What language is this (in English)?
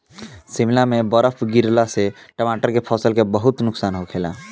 Bhojpuri